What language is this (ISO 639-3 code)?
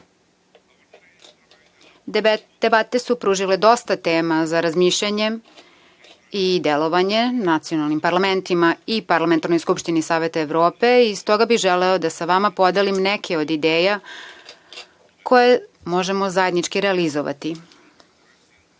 srp